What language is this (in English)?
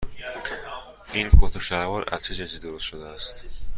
Persian